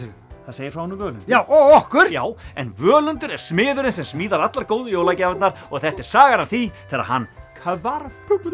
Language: Icelandic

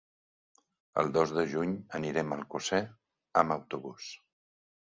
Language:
Catalan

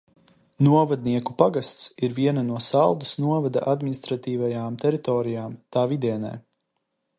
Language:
Latvian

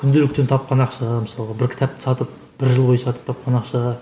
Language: Kazakh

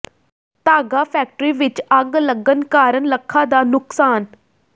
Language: Punjabi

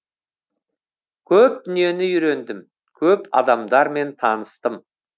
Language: Kazakh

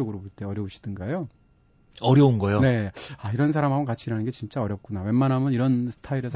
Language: Korean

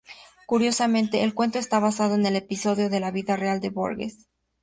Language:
Spanish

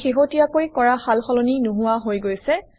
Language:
Assamese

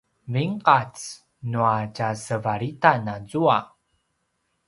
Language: Paiwan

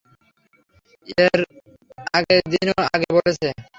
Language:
Bangla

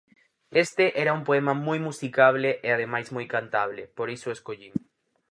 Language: Galician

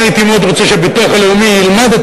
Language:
Hebrew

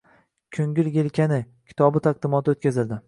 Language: Uzbek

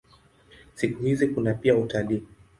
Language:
Swahili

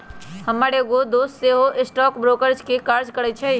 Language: Magahi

